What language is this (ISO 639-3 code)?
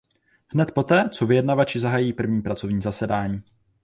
ces